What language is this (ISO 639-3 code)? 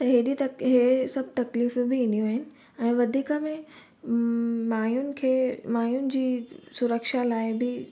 snd